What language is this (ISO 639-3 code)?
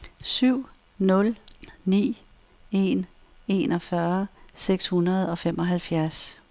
dan